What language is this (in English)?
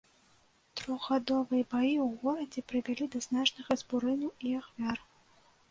Belarusian